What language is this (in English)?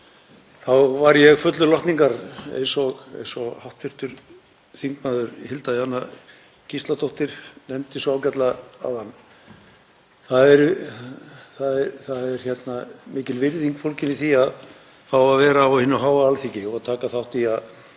Icelandic